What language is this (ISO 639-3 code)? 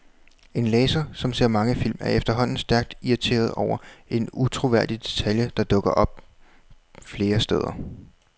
dan